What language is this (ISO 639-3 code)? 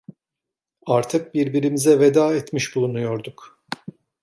tur